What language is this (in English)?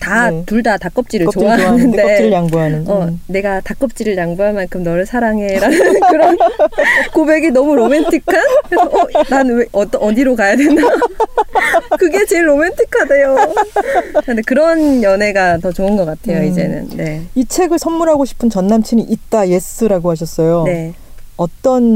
Korean